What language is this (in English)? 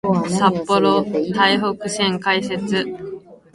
Japanese